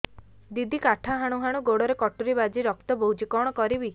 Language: Odia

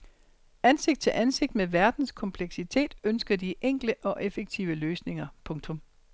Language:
Danish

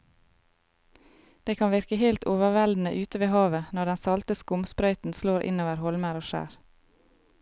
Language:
Norwegian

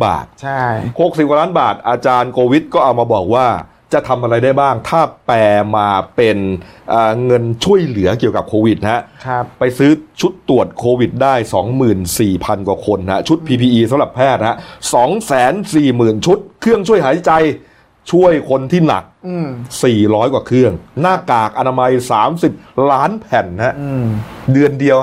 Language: Thai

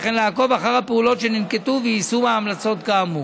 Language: Hebrew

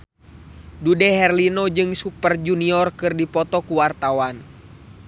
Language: Sundanese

